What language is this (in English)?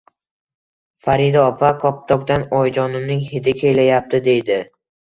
Uzbek